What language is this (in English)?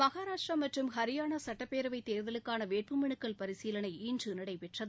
Tamil